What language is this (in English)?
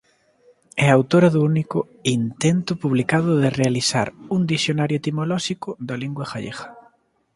Galician